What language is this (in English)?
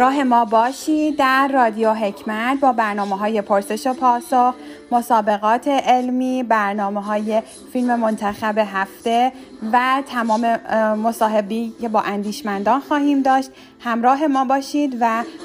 Persian